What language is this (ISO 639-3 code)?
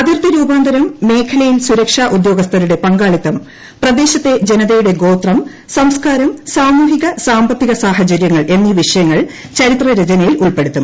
mal